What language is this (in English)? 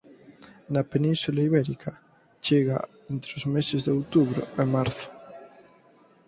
Galician